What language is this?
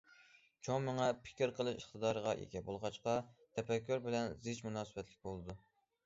Uyghur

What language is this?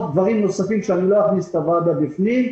Hebrew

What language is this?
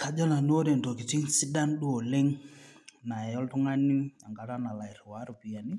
Masai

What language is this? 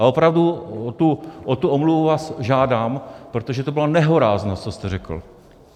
Czech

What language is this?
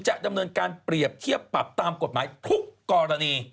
Thai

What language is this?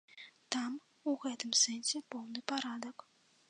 Belarusian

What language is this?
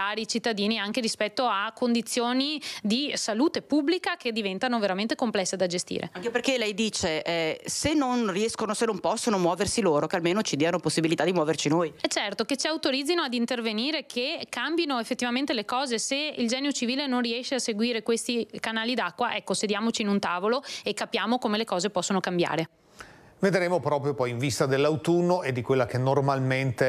Italian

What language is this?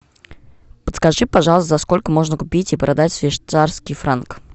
Russian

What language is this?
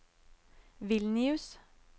Norwegian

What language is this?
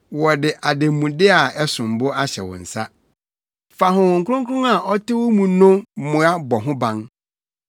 Akan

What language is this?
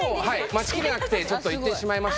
Japanese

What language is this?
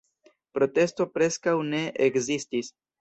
Esperanto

